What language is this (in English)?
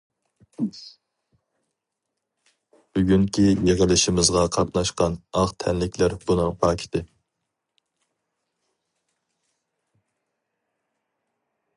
Uyghur